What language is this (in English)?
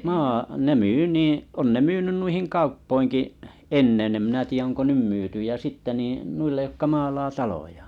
Finnish